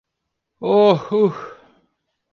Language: Turkish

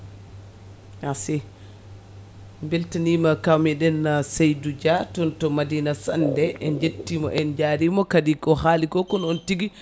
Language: Fula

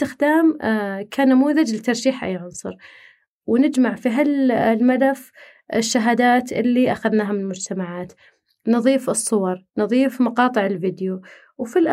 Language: Arabic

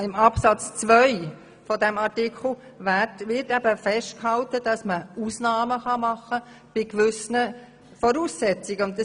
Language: Swiss German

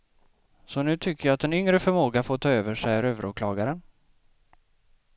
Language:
Swedish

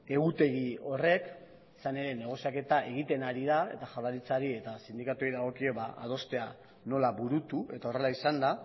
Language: Basque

